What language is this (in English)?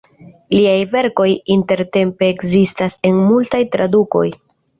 Esperanto